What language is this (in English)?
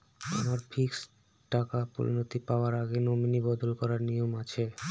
Bangla